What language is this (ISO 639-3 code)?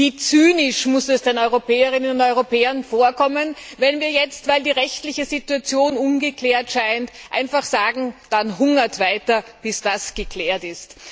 deu